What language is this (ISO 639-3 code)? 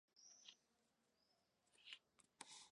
kat